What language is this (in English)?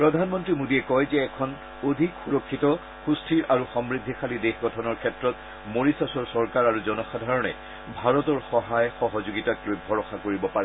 Assamese